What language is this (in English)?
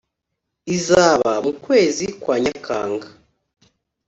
Kinyarwanda